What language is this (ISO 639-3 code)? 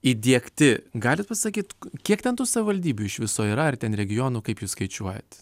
lit